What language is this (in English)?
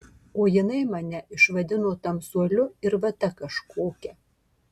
Lithuanian